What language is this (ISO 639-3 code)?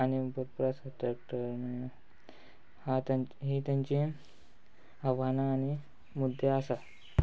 kok